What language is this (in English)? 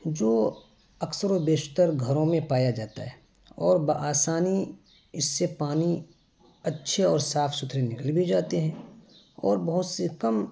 Urdu